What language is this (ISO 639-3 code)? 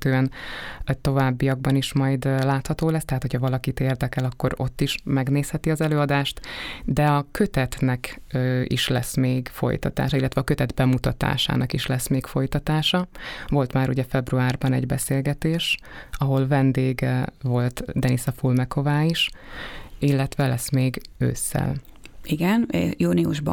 hun